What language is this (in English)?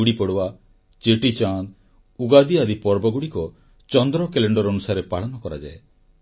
Odia